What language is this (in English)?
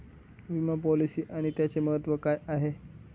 Marathi